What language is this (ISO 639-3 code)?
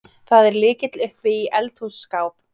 isl